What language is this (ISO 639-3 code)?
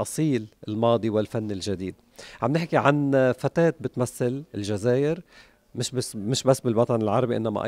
ara